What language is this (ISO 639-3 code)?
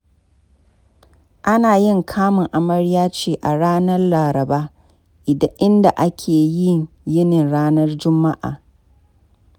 hau